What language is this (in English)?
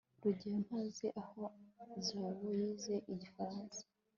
Kinyarwanda